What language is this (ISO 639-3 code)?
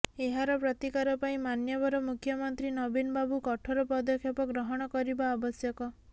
ori